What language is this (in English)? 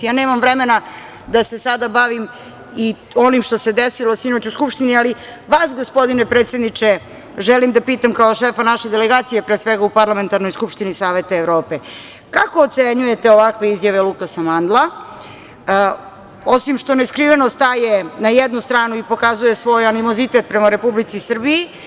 Serbian